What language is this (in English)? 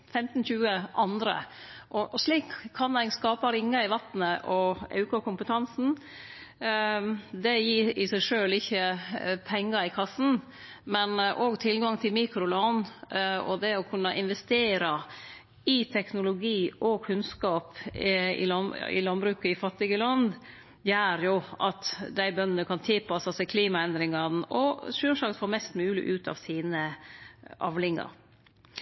Norwegian Nynorsk